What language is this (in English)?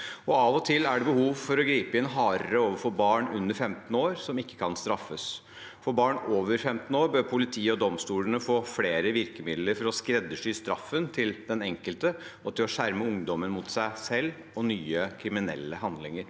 Norwegian